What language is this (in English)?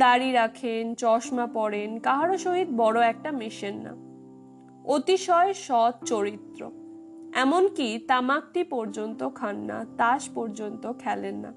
Bangla